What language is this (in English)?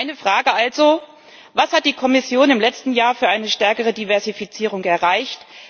German